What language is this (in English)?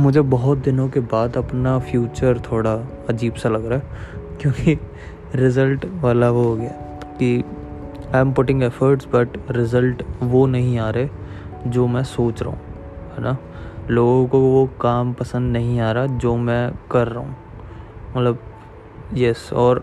Hindi